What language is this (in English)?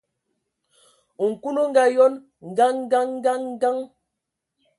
Ewondo